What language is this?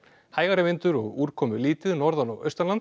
Icelandic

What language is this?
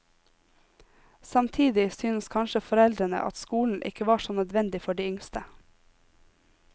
Norwegian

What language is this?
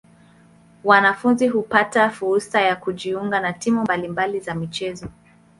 Swahili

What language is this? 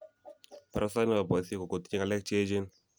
Kalenjin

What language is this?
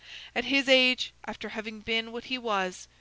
English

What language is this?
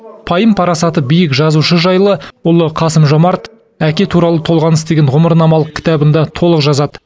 Kazakh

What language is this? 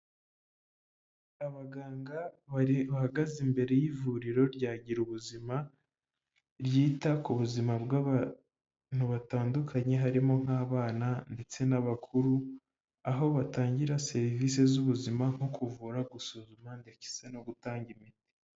Kinyarwanda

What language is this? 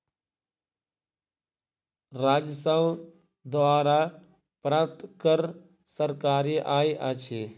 Maithili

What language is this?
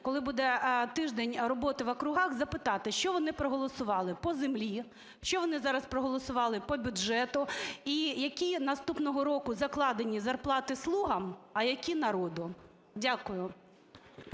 Ukrainian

